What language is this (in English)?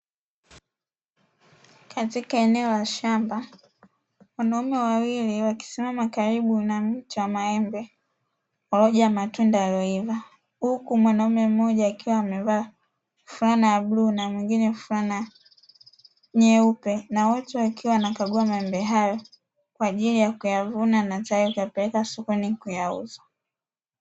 Swahili